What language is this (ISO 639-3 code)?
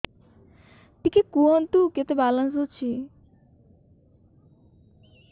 ori